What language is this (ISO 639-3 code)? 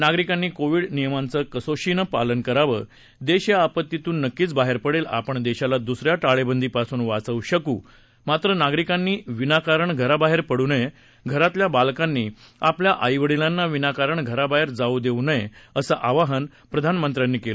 mar